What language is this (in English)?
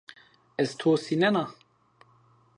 Zaza